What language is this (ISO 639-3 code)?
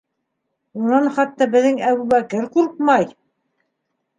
bak